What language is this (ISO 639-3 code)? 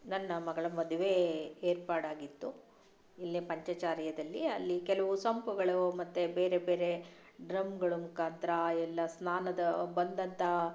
kan